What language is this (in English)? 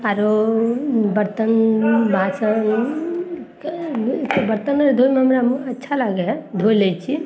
Maithili